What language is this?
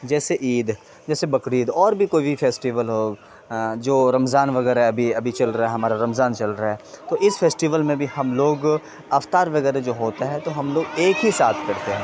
Urdu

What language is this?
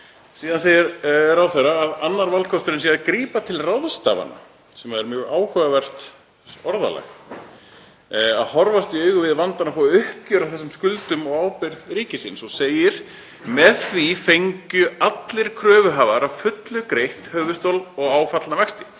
Icelandic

